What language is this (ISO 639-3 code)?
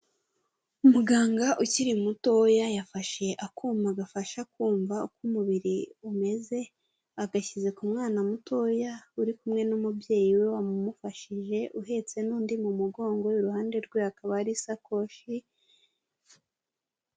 kin